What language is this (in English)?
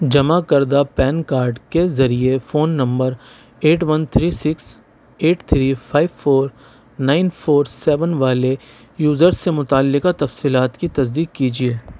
Urdu